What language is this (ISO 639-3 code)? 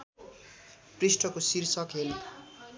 nep